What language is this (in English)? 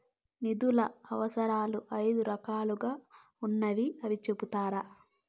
Telugu